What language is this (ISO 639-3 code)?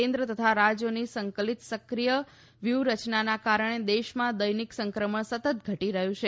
guj